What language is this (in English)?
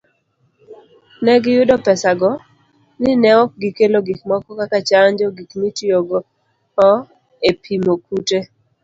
Luo (Kenya and Tanzania)